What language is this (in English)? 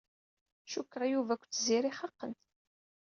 Kabyle